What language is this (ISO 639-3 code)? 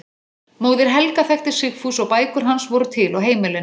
isl